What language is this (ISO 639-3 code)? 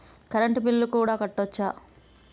tel